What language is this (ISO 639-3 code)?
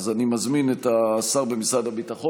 heb